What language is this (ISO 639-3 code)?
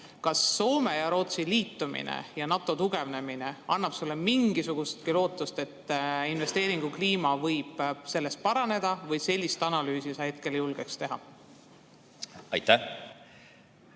est